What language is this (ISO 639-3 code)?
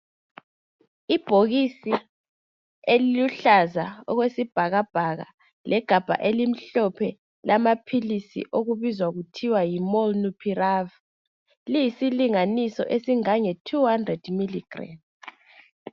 nde